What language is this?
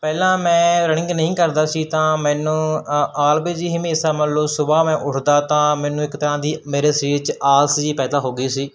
Punjabi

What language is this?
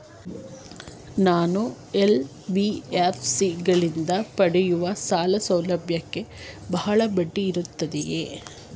Kannada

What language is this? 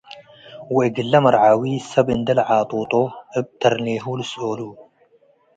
Tigre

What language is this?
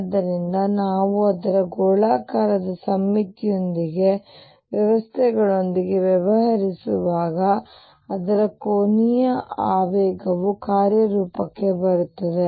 Kannada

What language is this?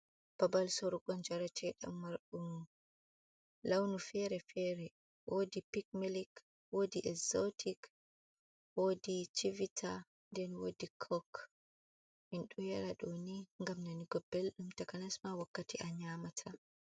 Fula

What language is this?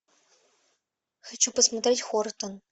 Russian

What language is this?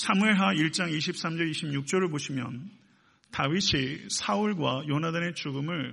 Korean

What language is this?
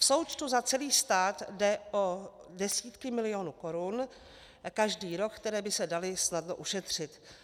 Czech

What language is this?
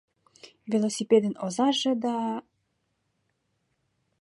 Mari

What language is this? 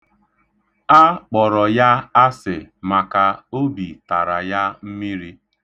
Igbo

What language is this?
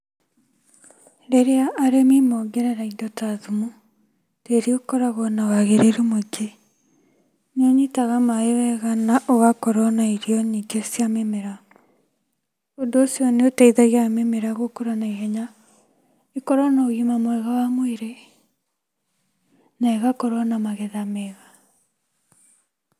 Kikuyu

